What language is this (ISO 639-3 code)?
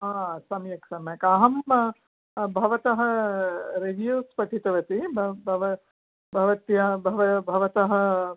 san